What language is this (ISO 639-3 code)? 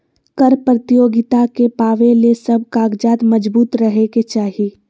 mag